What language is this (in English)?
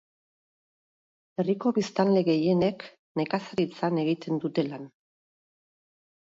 Basque